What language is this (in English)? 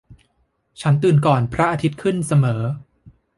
Thai